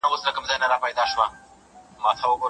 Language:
Pashto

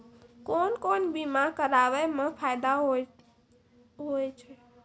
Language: Maithili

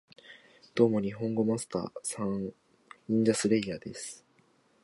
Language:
Japanese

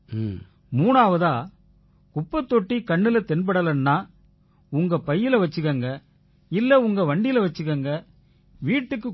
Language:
Tamil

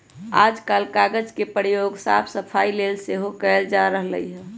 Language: Magahi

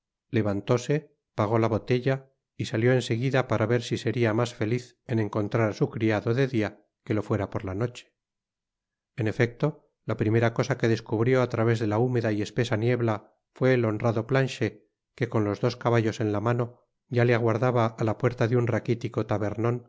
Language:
Spanish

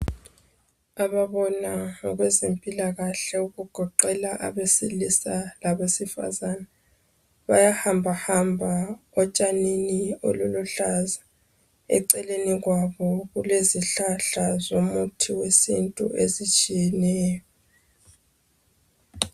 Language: North Ndebele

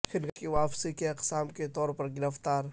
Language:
Urdu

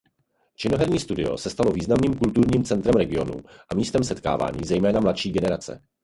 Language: Czech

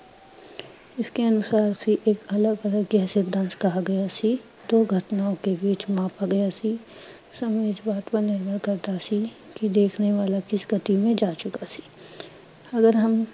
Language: Punjabi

